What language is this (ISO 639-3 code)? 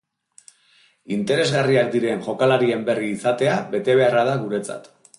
eus